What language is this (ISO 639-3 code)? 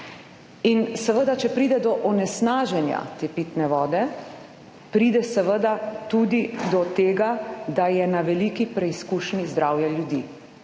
slv